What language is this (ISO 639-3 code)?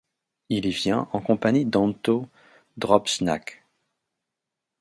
fra